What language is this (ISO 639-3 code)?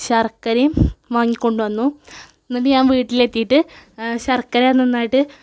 mal